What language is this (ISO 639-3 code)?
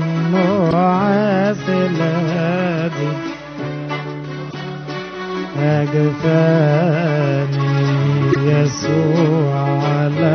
ara